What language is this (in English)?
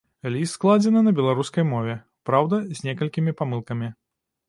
Belarusian